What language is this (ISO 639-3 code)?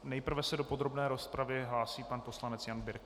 ces